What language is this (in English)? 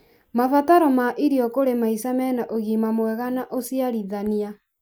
Kikuyu